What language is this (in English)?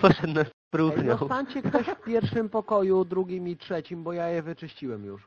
Polish